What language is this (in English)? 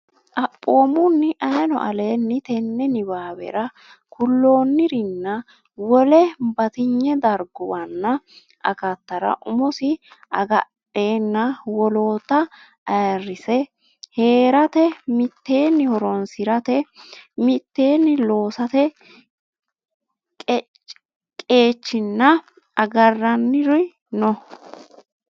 Sidamo